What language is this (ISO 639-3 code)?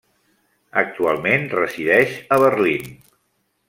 cat